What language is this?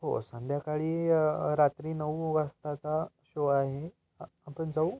Marathi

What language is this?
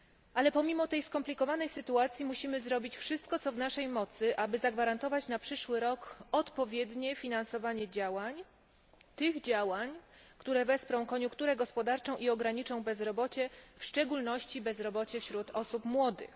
Polish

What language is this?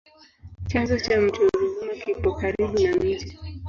Swahili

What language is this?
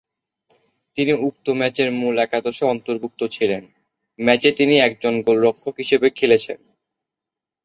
Bangla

